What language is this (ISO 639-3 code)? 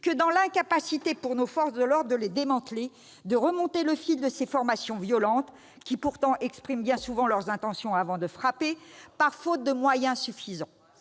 fra